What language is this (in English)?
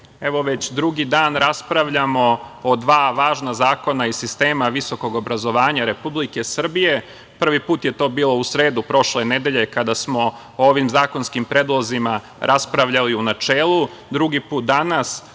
Serbian